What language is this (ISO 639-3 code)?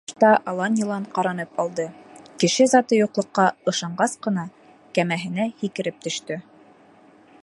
bak